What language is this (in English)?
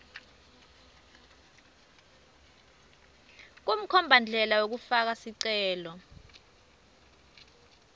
Swati